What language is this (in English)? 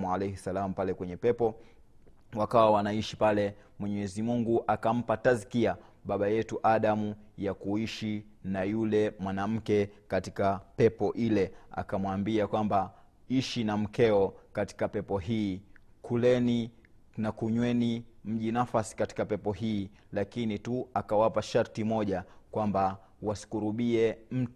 Swahili